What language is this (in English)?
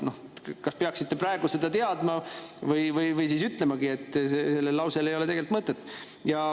Estonian